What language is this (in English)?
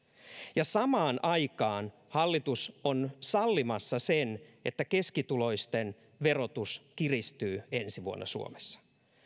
Finnish